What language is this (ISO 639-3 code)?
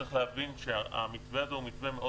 heb